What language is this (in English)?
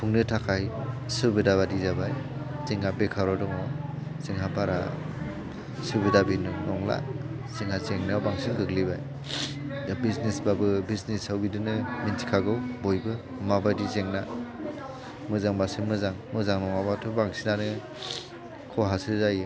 Bodo